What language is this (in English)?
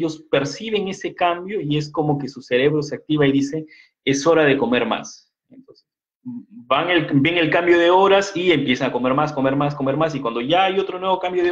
Spanish